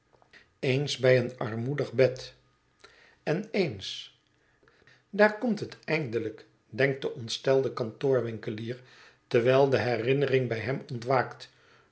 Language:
Dutch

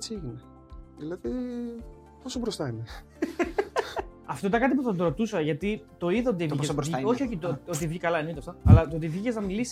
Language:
Greek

